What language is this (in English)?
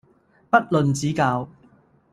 Cantonese